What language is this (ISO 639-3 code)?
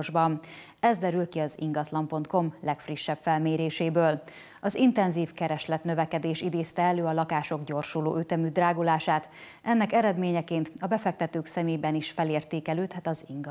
hun